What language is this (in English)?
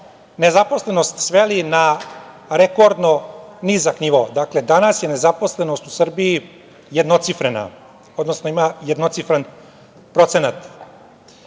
Serbian